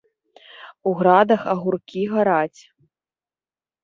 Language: Belarusian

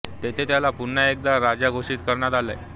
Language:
Marathi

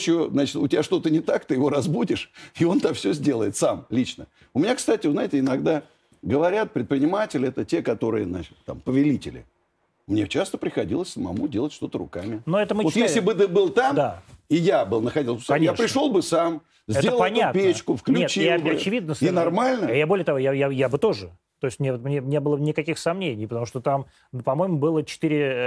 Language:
Russian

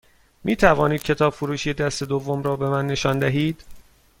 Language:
Persian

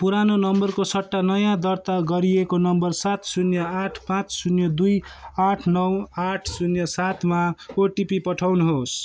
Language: Nepali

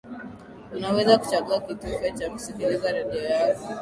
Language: Swahili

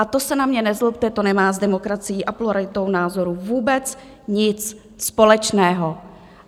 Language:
Czech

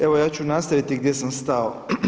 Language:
Croatian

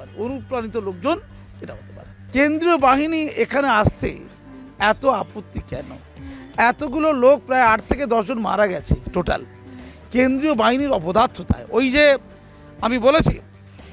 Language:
Hindi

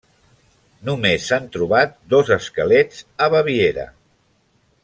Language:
Catalan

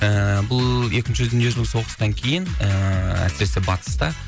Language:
Kazakh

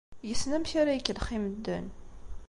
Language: Kabyle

